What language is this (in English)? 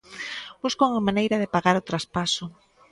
Galician